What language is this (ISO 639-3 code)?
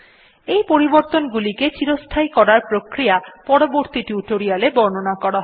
ben